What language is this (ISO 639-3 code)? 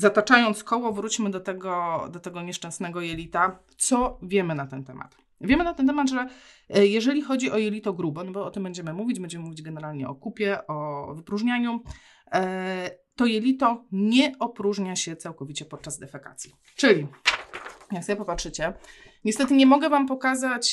pol